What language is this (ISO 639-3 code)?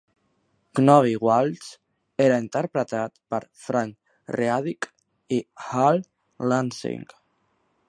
cat